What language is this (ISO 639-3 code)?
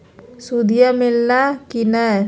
mag